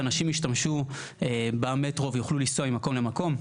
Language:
Hebrew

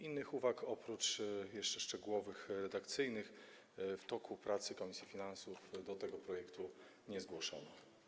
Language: Polish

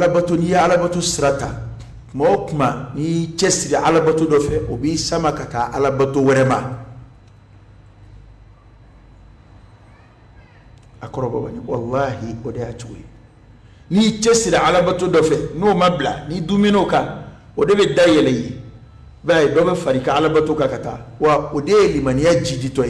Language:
Arabic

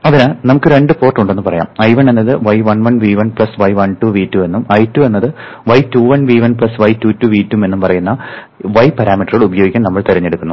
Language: Malayalam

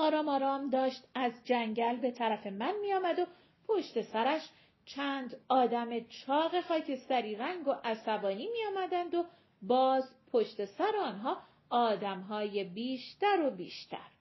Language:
Persian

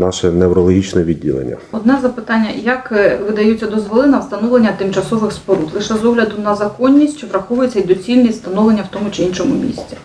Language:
Ukrainian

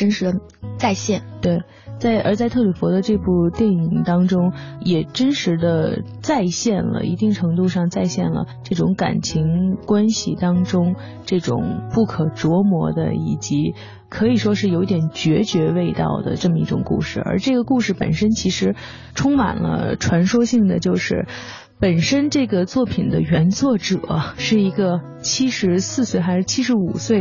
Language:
Chinese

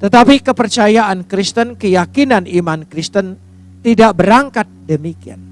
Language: Indonesian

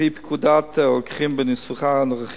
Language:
Hebrew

